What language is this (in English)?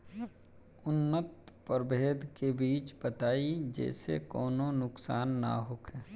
Bhojpuri